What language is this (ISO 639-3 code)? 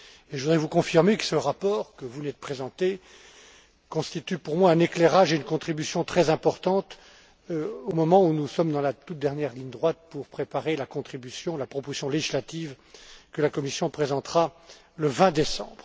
fra